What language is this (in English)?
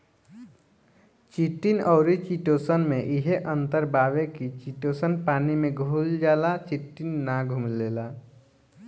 Bhojpuri